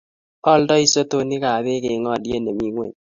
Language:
Kalenjin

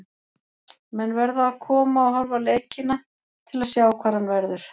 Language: Icelandic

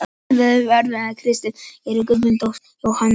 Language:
Icelandic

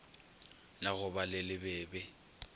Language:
Northern Sotho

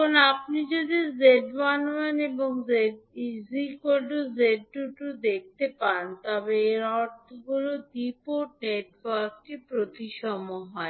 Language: Bangla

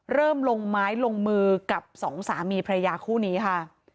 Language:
Thai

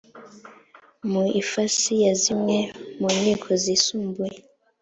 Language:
Kinyarwanda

